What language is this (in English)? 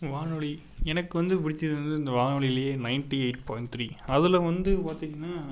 Tamil